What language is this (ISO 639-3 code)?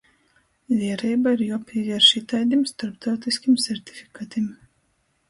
ltg